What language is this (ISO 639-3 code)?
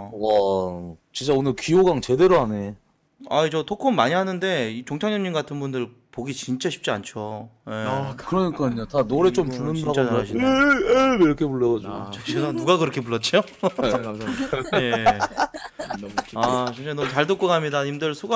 kor